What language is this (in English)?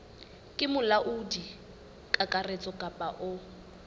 Southern Sotho